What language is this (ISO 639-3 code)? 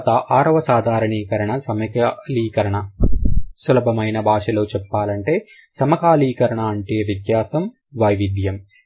tel